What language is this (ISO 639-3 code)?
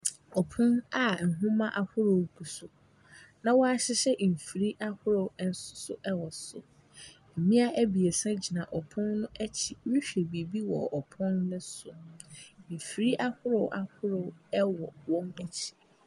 aka